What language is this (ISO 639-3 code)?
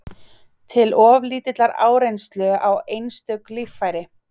isl